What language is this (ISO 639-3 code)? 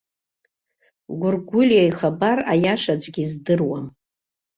abk